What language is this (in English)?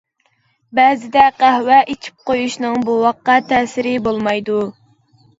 Uyghur